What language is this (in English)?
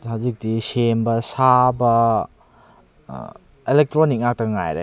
Manipuri